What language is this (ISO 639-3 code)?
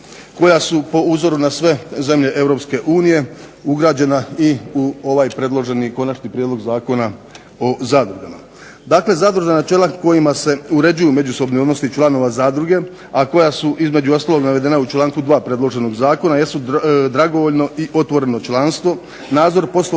hrv